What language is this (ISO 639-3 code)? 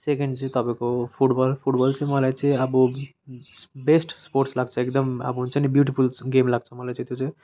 nep